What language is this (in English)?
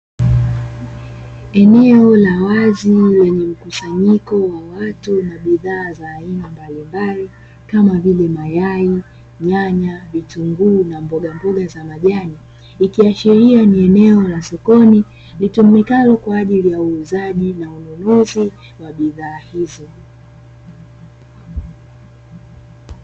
Swahili